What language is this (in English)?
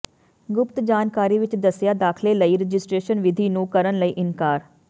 Punjabi